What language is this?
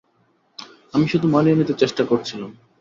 Bangla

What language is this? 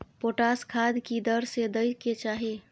Maithili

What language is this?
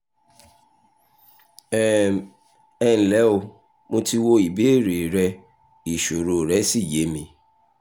Yoruba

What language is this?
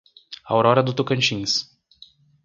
Portuguese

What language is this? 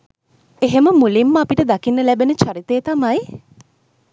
Sinhala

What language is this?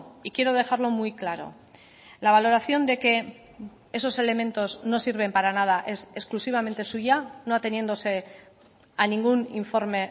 Spanish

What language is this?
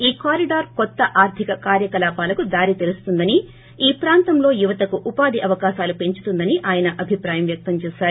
Telugu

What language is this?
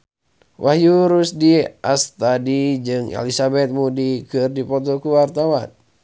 Sundanese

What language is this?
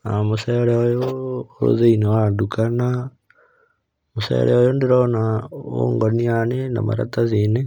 Kikuyu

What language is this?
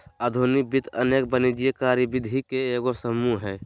Magahi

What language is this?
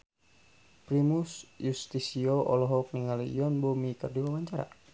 Sundanese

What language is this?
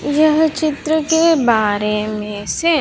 Hindi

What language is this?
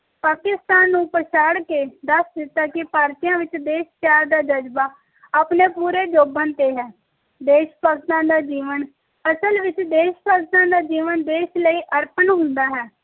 Punjabi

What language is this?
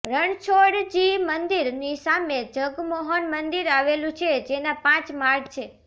Gujarati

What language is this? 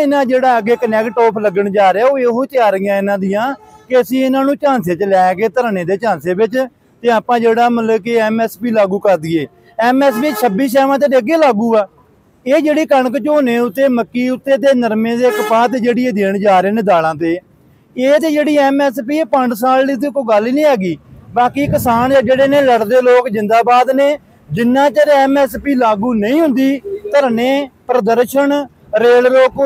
Punjabi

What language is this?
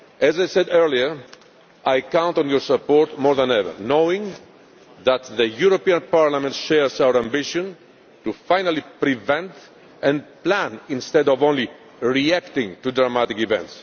English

